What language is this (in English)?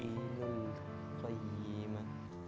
Indonesian